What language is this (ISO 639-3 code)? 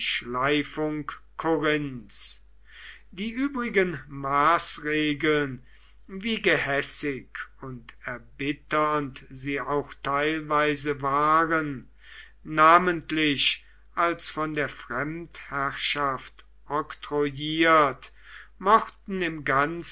deu